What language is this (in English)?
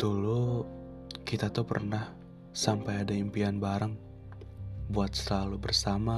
Indonesian